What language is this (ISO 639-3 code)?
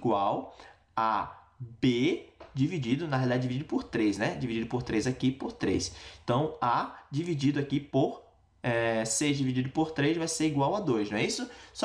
por